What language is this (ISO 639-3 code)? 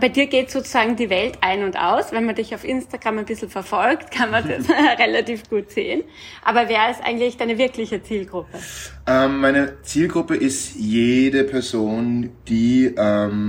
deu